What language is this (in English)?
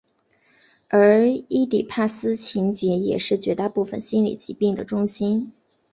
Chinese